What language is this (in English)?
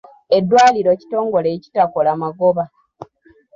Ganda